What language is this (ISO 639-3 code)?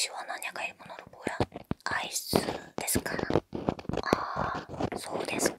kor